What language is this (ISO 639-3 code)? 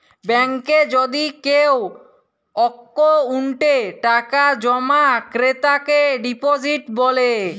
ben